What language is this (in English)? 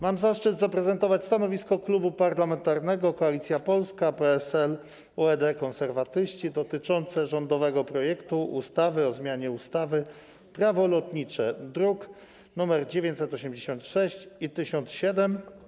Polish